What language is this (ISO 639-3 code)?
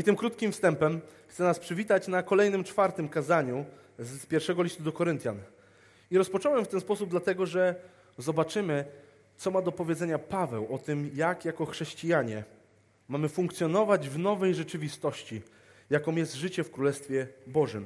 pol